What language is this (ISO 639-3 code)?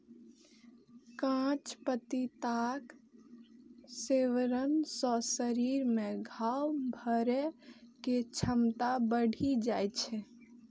mai